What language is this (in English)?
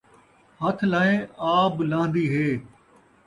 Saraiki